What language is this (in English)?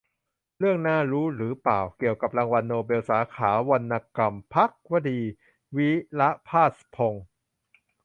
Thai